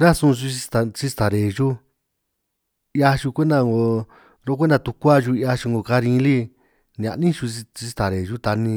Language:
San Martín Itunyoso Triqui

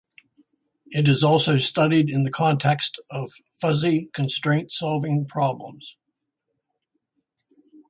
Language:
English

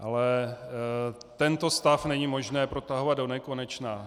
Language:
Czech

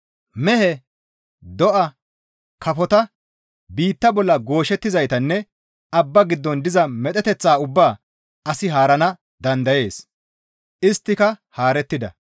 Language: Gamo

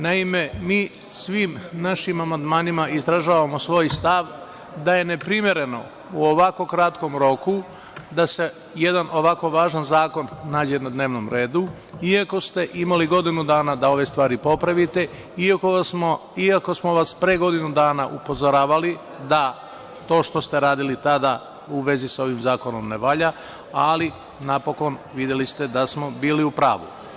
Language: Serbian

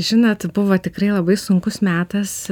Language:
Lithuanian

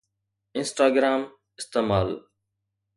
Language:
Sindhi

